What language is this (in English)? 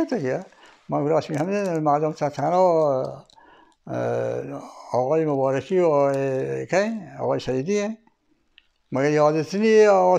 Persian